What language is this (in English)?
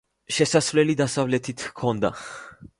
Georgian